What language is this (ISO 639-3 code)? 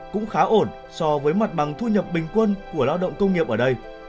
vie